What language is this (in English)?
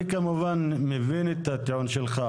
Hebrew